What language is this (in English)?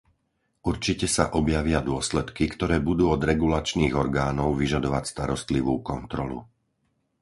Slovak